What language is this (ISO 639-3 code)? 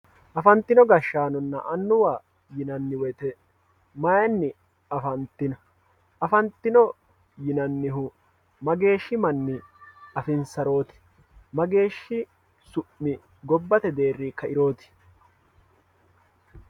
sid